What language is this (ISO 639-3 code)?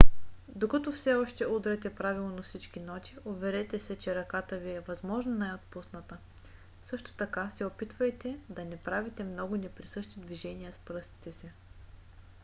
bul